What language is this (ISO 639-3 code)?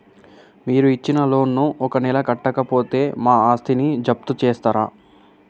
tel